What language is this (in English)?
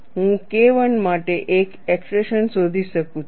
Gujarati